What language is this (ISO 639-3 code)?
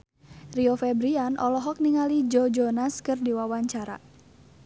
sun